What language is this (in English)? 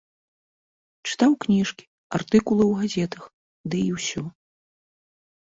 Belarusian